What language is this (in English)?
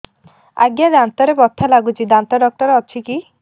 Odia